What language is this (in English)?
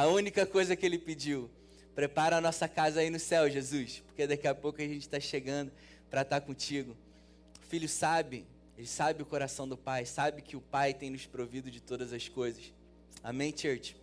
Portuguese